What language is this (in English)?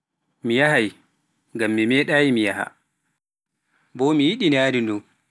Pular